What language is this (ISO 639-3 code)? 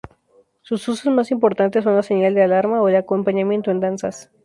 spa